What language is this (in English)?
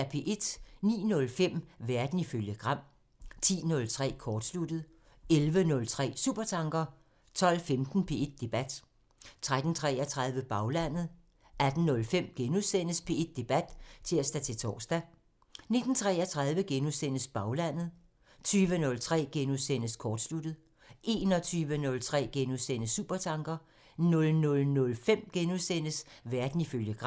Danish